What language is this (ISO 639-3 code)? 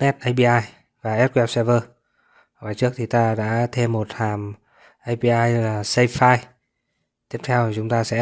vie